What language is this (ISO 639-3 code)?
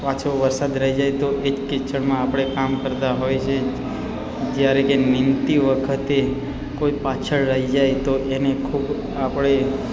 guj